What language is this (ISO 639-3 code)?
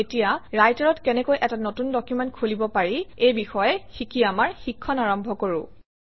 asm